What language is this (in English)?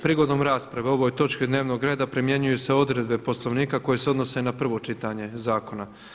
Croatian